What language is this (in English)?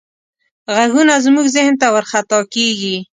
Pashto